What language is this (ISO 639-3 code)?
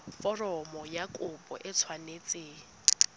tsn